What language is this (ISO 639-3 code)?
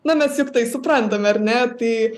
lit